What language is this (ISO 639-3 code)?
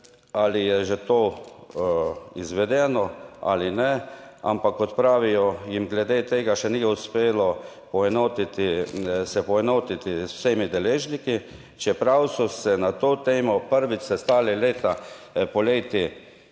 slv